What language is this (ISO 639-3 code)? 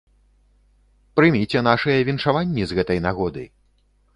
bel